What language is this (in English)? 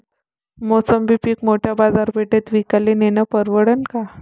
Marathi